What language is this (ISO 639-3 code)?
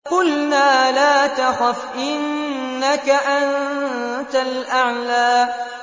ara